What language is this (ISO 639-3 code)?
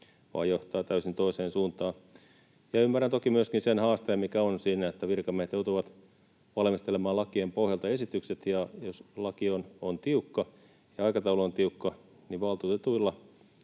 fin